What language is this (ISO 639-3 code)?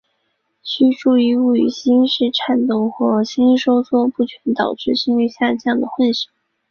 zho